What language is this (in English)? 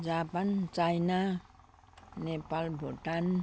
Nepali